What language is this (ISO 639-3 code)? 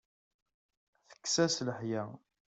kab